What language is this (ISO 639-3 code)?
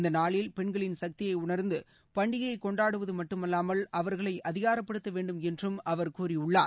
tam